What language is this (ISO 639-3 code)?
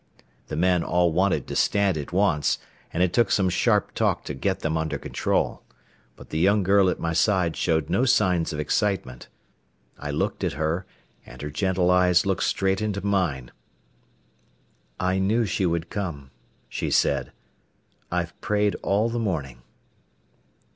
eng